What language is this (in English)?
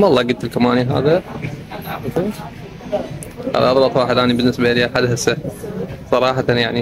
Arabic